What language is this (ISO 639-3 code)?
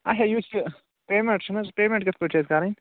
kas